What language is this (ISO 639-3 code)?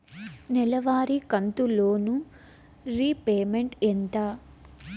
tel